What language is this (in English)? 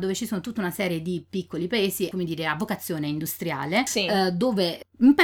Italian